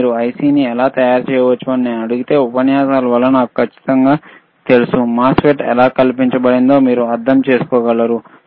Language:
Telugu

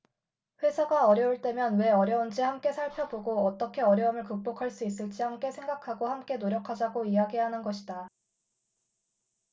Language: Korean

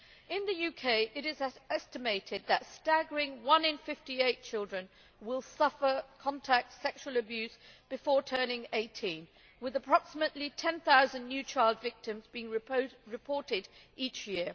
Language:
English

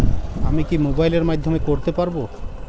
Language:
Bangla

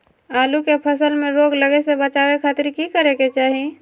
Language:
Magahi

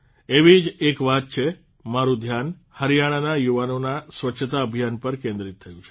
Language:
Gujarati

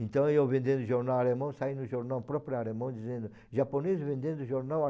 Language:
Portuguese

